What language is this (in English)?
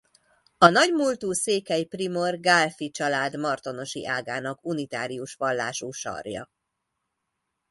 Hungarian